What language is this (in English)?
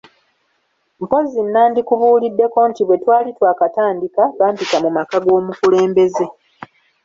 Ganda